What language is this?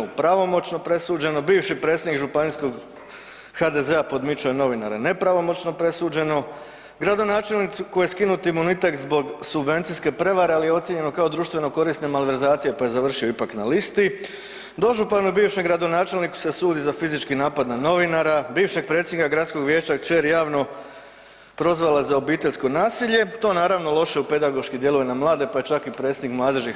Croatian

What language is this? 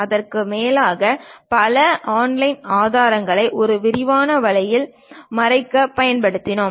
Tamil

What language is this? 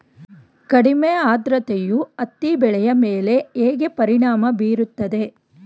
Kannada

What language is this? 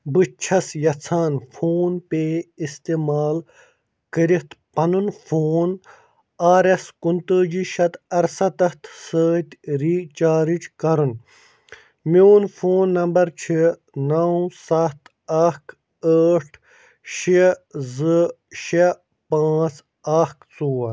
Kashmiri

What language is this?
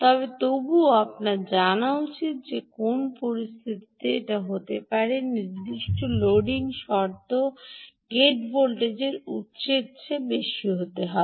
Bangla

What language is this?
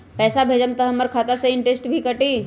Magahi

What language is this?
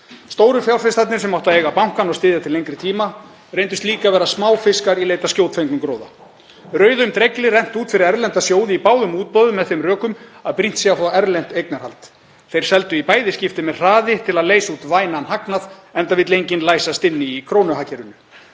Icelandic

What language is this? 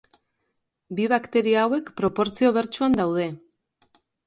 Basque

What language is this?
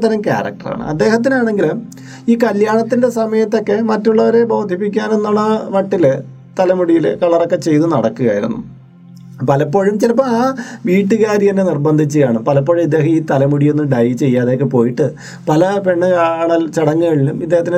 Malayalam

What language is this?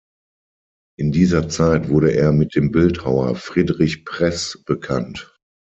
German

